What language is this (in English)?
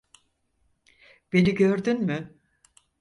Turkish